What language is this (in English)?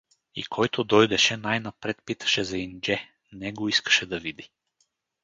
Bulgarian